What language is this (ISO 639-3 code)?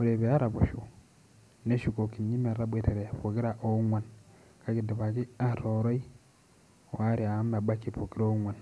mas